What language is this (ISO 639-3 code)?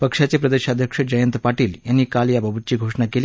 mar